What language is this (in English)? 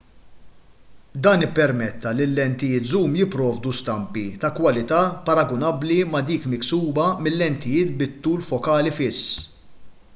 Maltese